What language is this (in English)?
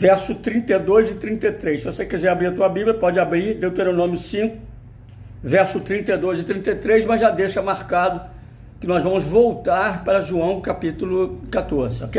Portuguese